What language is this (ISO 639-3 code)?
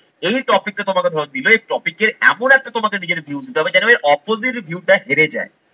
ben